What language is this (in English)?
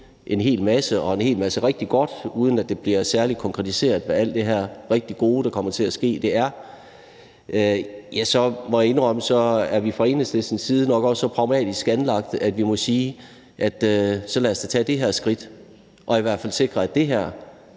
Danish